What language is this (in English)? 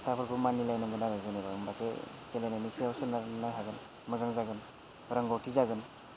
Bodo